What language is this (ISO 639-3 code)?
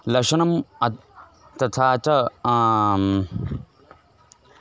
san